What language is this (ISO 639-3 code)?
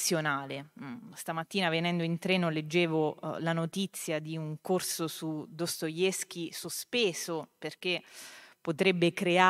ita